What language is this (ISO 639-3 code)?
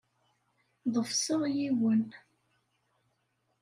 kab